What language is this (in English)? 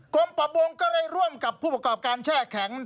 Thai